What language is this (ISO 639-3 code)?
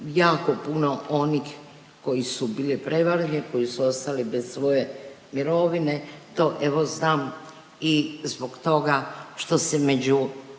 hrv